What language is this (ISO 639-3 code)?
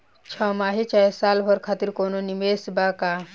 bho